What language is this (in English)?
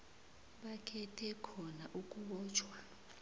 South Ndebele